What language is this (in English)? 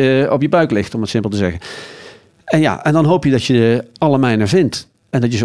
Dutch